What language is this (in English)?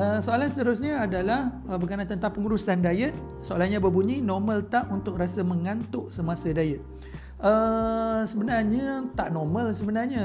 Malay